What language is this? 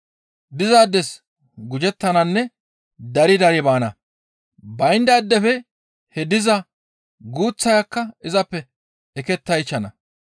Gamo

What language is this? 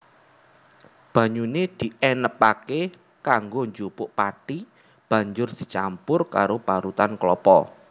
Javanese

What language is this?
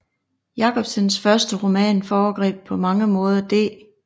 Danish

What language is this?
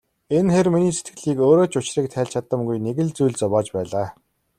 Mongolian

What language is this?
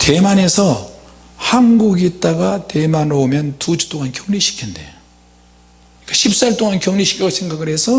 Korean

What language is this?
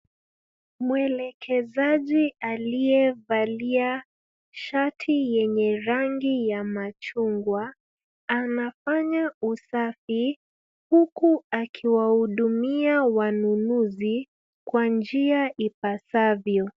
Swahili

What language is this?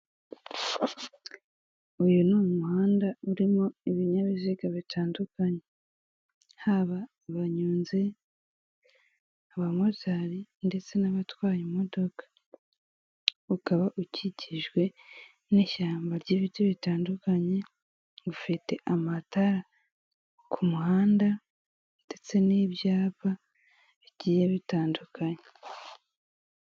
Kinyarwanda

